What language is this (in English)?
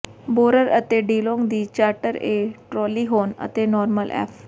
Punjabi